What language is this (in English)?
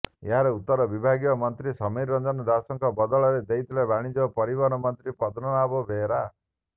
Odia